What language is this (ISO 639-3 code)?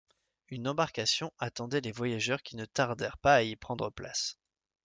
fra